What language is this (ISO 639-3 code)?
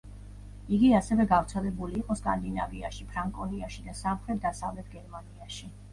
kat